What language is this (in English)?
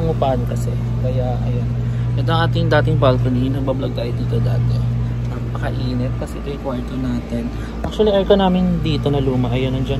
Filipino